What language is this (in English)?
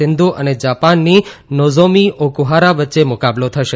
Gujarati